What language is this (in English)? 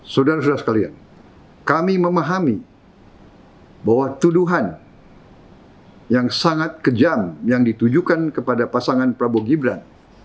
Indonesian